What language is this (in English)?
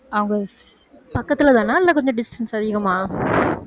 Tamil